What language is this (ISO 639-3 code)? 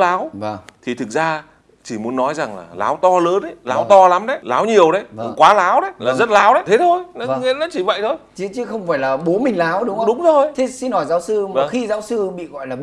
vie